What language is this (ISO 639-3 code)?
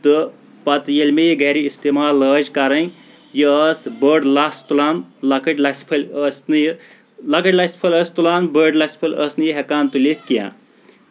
kas